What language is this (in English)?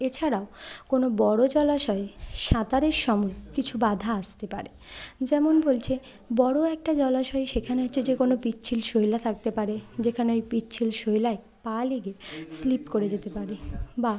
Bangla